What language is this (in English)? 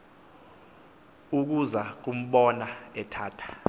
Xhosa